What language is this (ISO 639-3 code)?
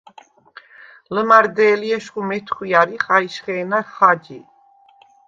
sva